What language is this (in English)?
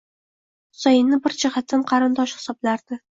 Uzbek